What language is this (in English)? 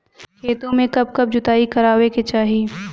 Bhojpuri